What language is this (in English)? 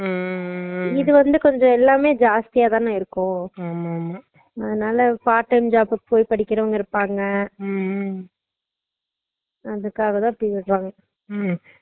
Tamil